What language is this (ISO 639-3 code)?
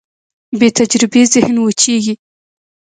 pus